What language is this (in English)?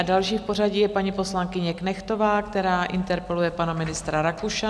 Czech